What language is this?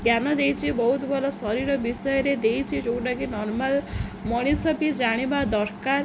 Odia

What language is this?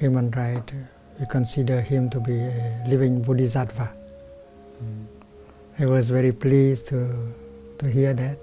English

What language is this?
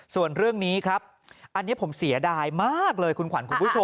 Thai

